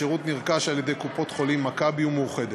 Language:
Hebrew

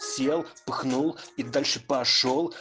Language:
Russian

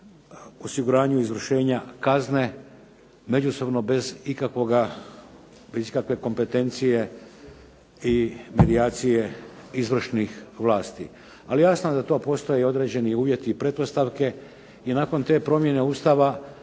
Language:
Croatian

